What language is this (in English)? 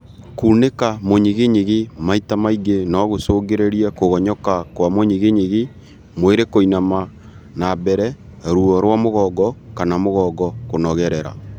Kikuyu